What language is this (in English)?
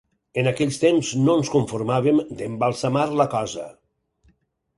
Catalan